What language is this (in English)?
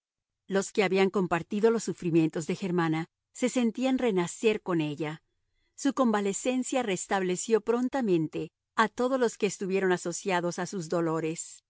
Spanish